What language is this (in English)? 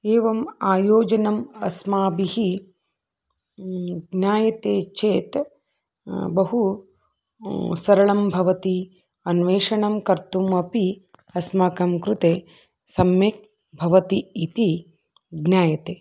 Sanskrit